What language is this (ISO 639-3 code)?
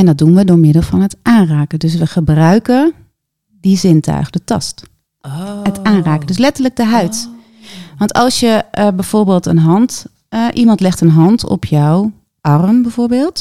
nld